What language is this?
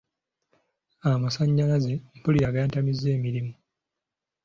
Ganda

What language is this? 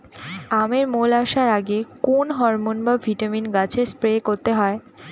Bangla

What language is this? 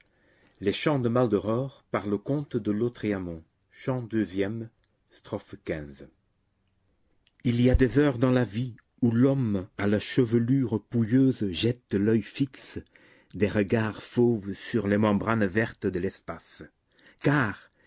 French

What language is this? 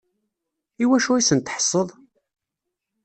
Kabyle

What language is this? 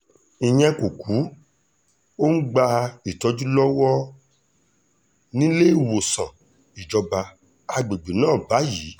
Yoruba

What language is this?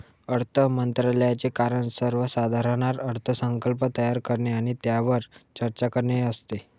Marathi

